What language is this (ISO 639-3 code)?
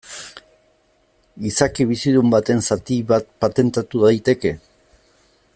eus